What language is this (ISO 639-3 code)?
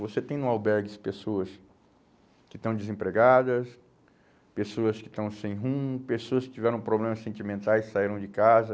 por